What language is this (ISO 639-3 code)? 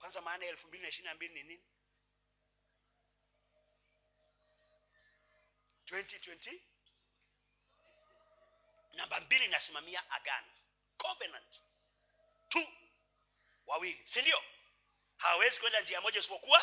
swa